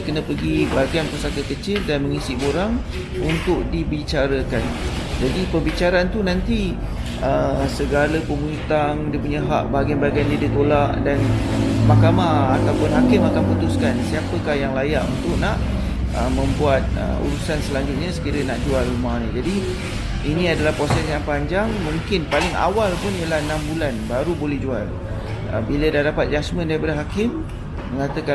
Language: Malay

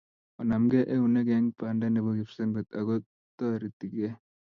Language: Kalenjin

